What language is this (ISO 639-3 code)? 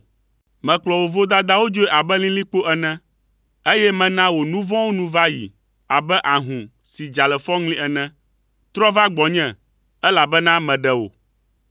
ewe